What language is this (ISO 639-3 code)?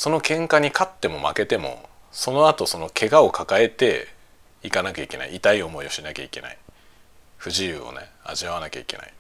jpn